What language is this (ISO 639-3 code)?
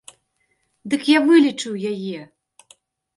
bel